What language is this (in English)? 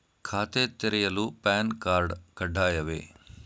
Kannada